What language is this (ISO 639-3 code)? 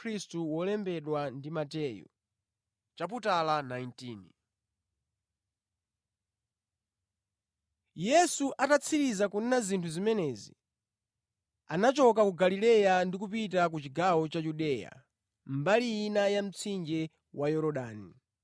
nya